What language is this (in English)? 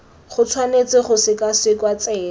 Tswana